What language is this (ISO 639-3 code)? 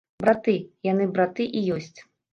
bel